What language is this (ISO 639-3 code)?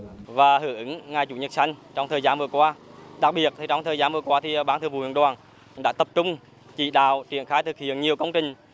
vie